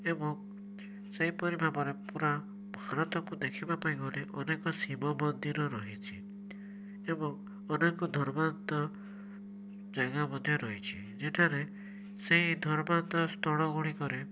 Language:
Odia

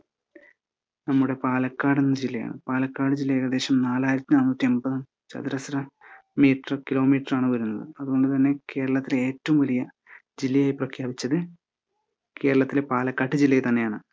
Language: Malayalam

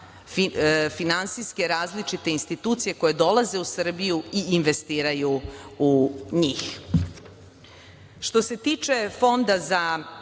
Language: Serbian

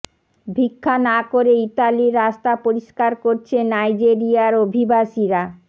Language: Bangla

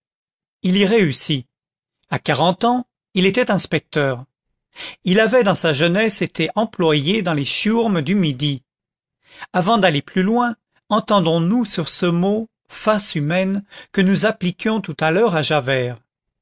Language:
French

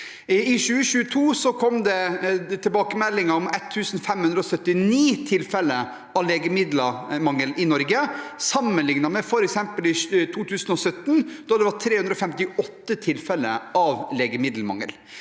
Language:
Norwegian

